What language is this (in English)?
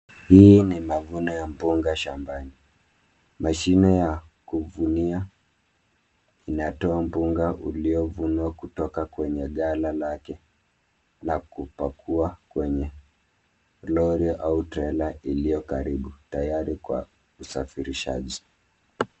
Swahili